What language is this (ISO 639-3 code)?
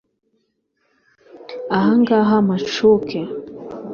kin